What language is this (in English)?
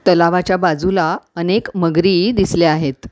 Marathi